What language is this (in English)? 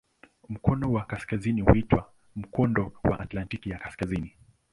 Swahili